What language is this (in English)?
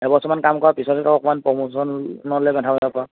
Assamese